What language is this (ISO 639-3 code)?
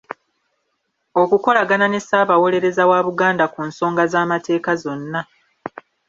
lug